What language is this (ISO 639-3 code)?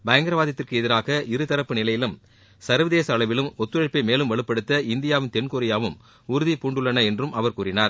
tam